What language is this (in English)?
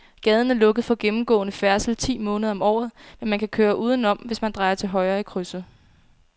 Danish